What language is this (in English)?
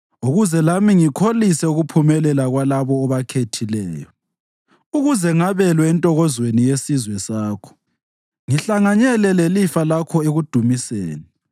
North Ndebele